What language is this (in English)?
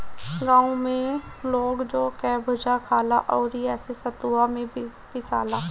Bhojpuri